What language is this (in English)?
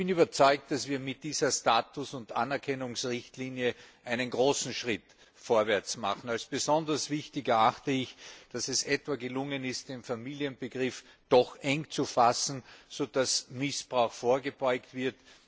German